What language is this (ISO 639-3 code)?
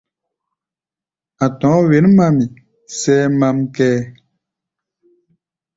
gba